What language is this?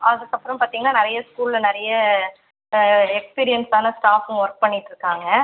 Tamil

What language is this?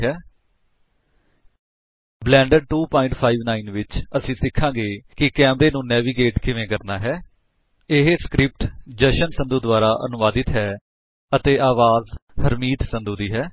Punjabi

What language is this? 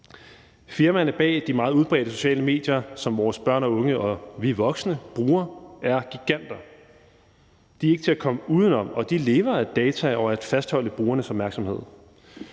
Danish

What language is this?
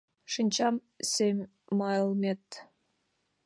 Mari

